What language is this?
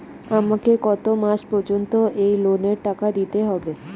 Bangla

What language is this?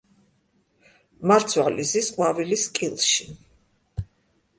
Georgian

